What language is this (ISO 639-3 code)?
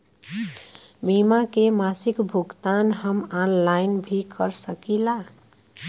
bho